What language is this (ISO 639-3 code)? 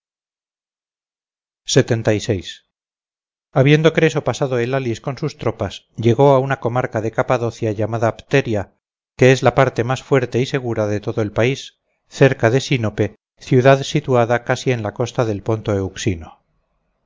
spa